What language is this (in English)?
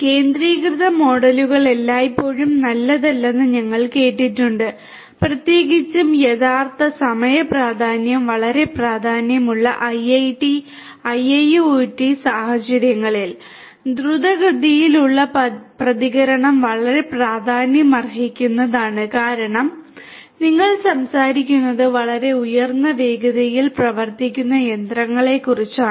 Malayalam